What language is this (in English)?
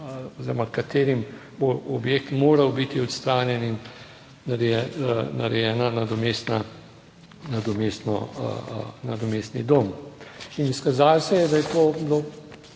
Slovenian